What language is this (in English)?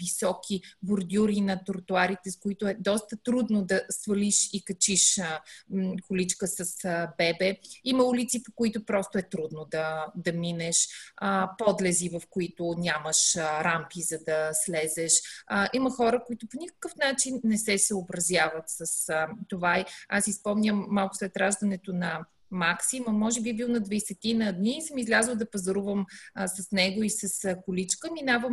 Bulgarian